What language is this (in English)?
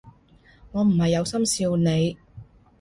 Cantonese